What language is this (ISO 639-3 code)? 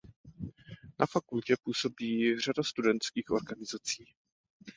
ces